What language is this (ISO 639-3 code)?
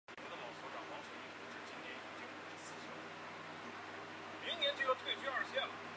zho